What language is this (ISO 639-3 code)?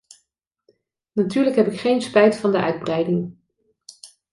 nld